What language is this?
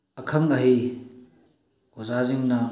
Manipuri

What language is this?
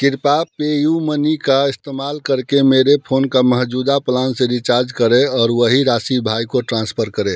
Hindi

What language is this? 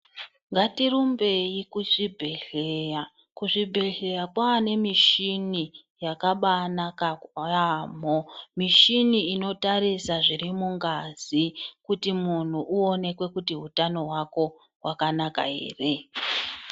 Ndau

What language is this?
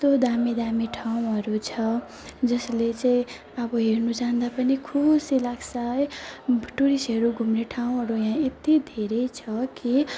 Nepali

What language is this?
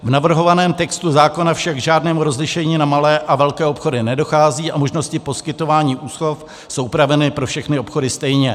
Czech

